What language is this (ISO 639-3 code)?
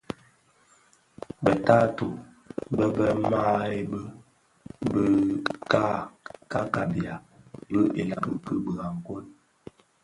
ksf